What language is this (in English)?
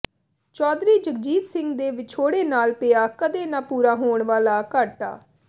Punjabi